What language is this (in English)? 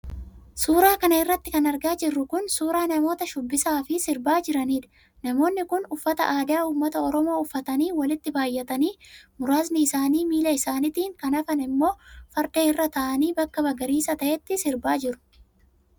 Oromo